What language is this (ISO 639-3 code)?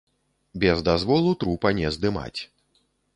bel